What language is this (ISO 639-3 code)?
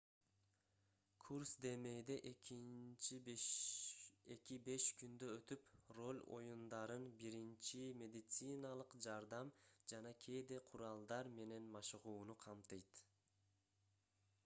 kir